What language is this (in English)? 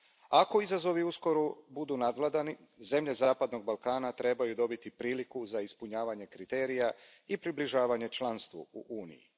Croatian